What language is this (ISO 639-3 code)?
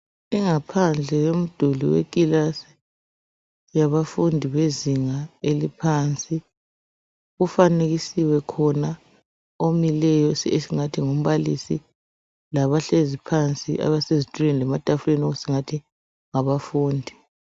nde